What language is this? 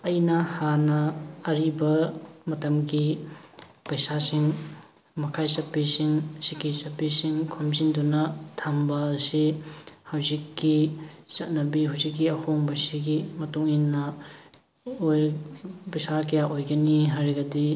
Manipuri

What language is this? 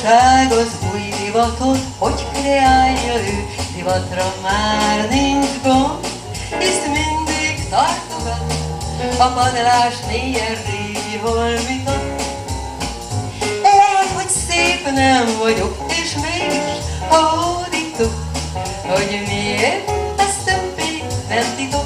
Hungarian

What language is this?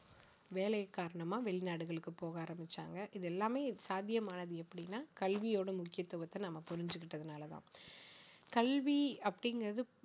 Tamil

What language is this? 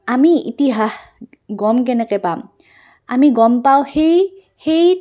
Assamese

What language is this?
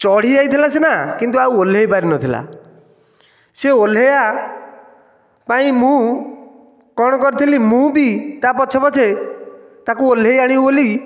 Odia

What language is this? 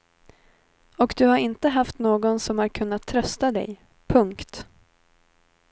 Swedish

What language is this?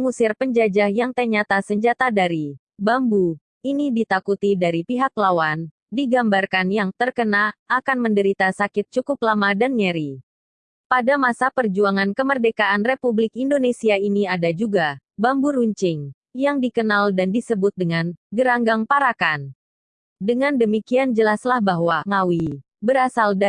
Indonesian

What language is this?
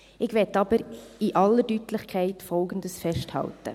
Swiss German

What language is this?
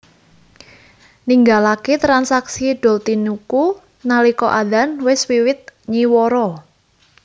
Javanese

